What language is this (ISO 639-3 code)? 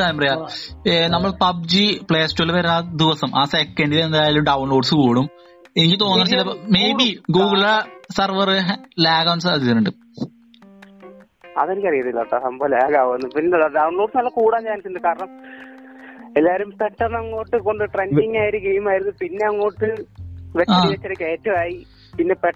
mal